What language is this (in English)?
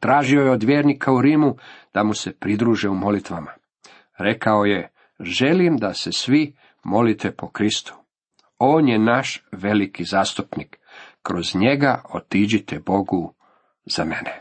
Croatian